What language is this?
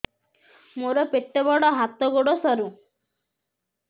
Odia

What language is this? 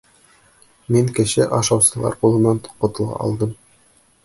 Bashkir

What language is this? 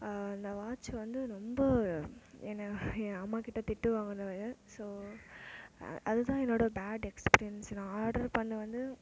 Tamil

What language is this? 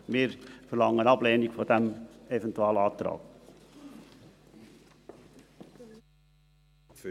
Swiss German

